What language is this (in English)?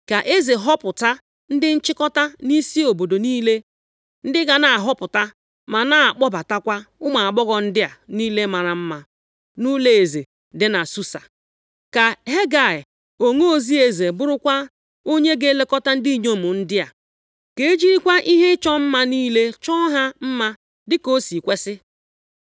Igbo